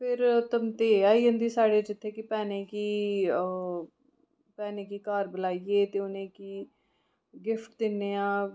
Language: Dogri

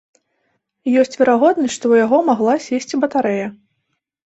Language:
Belarusian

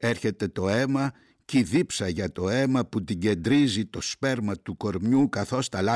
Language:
Greek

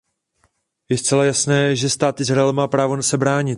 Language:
Czech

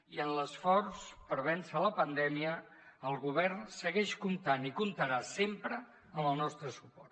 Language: Catalan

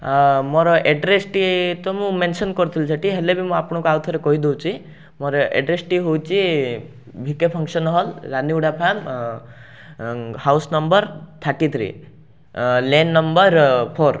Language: Odia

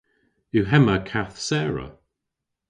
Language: Cornish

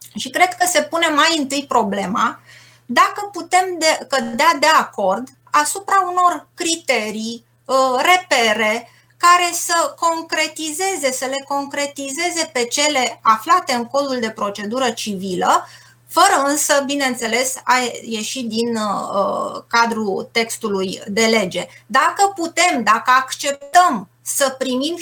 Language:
Romanian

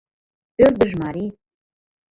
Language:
Mari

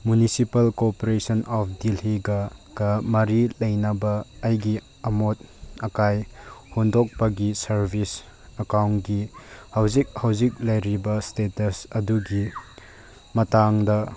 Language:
Manipuri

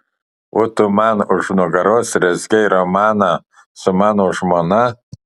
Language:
Lithuanian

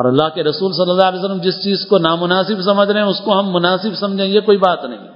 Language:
Urdu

